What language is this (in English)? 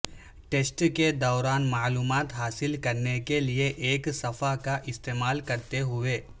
Urdu